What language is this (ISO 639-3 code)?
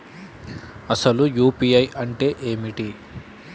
tel